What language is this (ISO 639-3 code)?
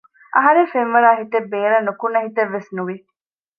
div